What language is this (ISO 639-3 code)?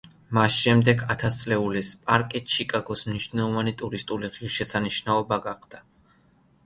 kat